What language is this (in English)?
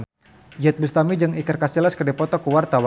Sundanese